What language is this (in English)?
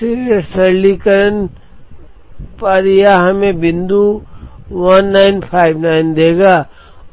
Hindi